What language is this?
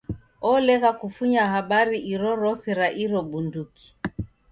Taita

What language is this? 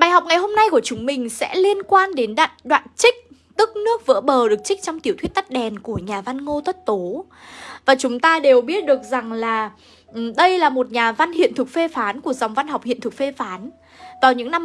Vietnamese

